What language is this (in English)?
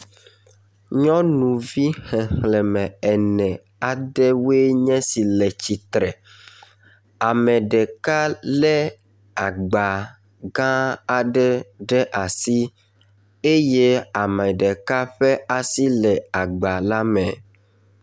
Ewe